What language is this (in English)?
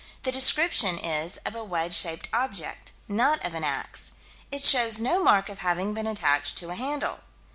English